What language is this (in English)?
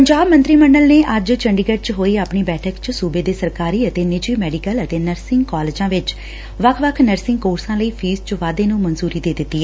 Punjabi